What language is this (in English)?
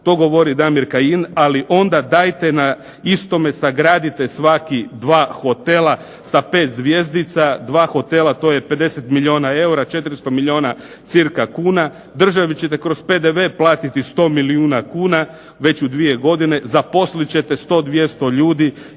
Croatian